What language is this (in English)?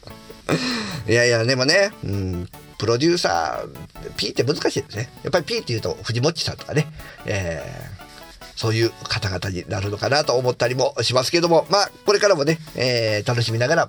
Japanese